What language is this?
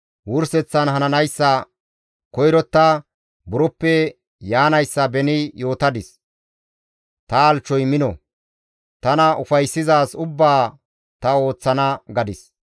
Gamo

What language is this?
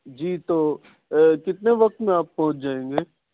Urdu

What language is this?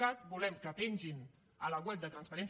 Catalan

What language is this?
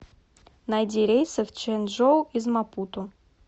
Russian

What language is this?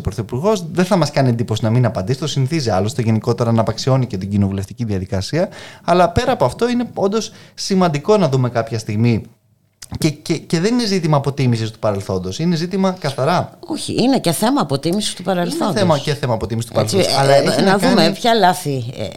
Greek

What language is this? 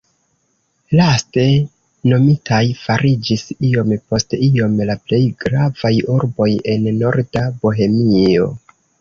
Esperanto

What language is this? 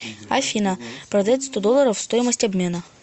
Russian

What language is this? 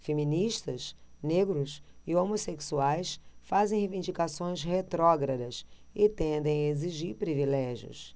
Portuguese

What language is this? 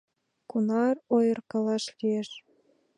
Mari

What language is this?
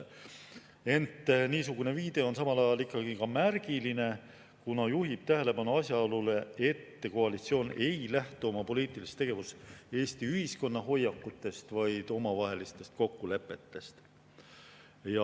Estonian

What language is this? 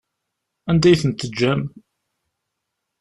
Kabyle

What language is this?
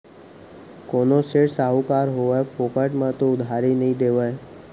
Chhattisgarhi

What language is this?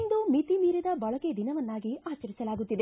Kannada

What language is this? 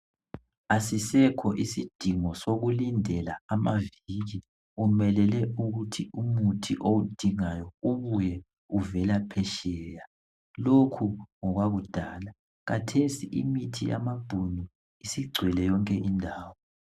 North Ndebele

